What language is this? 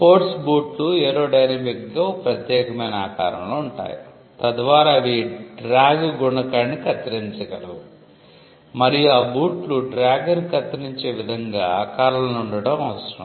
Telugu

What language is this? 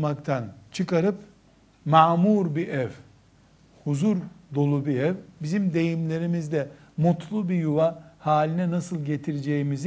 Turkish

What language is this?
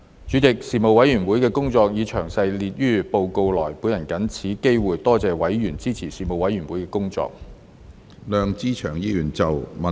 Cantonese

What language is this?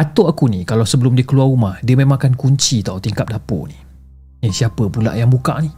Malay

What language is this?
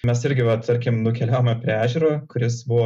Lithuanian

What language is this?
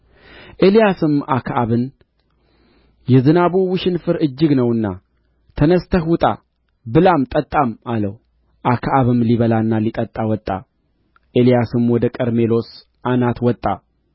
Amharic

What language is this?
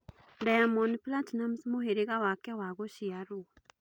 Kikuyu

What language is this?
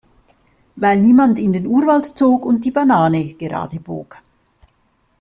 German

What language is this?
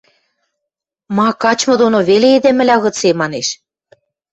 Western Mari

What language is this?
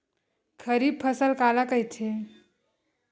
Chhattisgarhi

